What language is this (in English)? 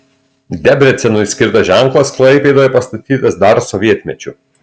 Lithuanian